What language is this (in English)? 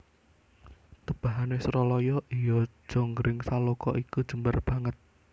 Javanese